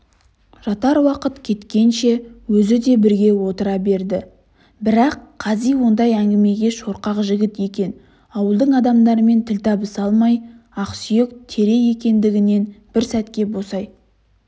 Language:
Kazakh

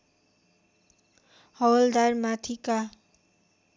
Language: Nepali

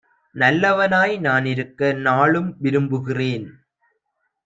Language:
Tamil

